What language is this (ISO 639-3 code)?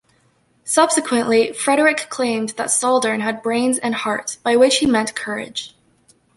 eng